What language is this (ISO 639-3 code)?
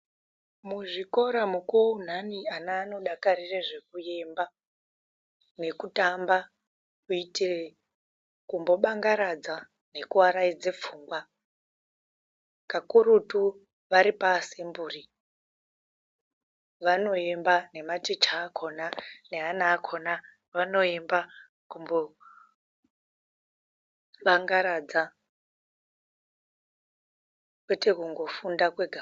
ndc